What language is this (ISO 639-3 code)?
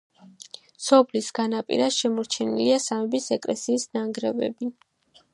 kat